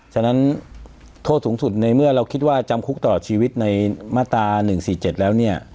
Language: Thai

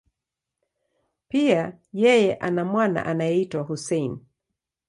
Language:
Swahili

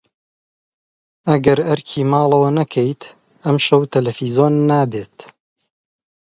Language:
Central Kurdish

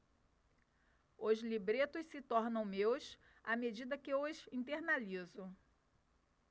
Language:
Portuguese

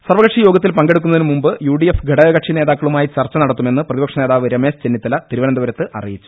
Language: Malayalam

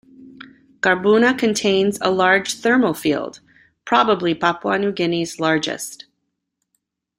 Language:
English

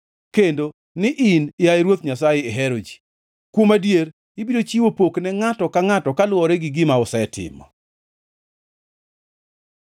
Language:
Luo (Kenya and Tanzania)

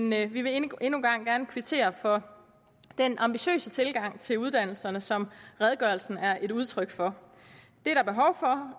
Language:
Danish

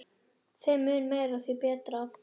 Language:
Icelandic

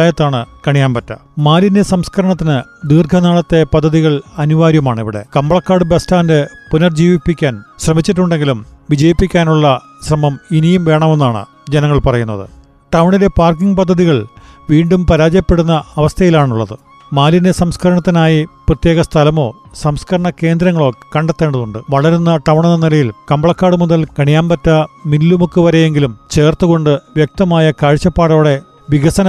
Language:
Malayalam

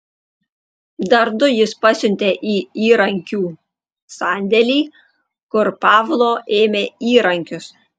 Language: Lithuanian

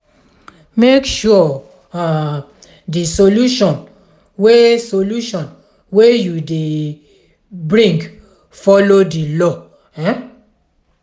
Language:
Nigerian Pidgin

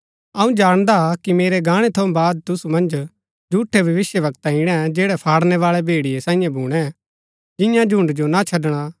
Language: Gaddi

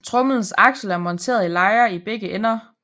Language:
Danish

